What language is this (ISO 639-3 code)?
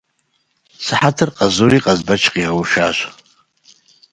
kbd